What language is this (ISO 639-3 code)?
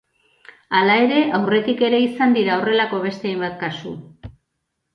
eus